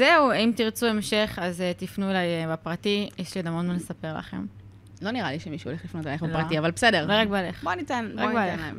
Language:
Hebrew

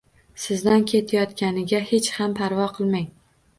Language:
Uzbek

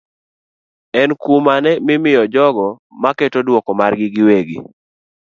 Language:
Luo (Kenya and Tanzania)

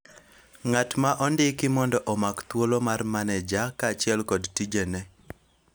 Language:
Luo (Kenya and Tanzania)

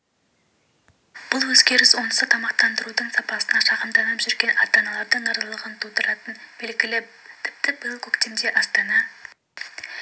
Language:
Kazakh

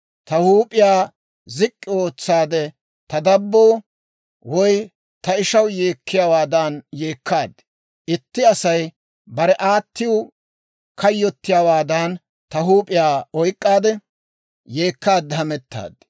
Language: Dawro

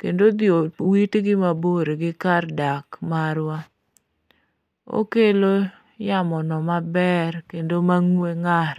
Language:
Luo (Kenya and Tanzania)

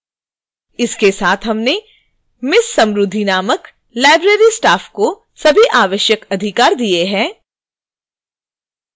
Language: Hindi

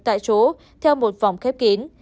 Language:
Vietnamese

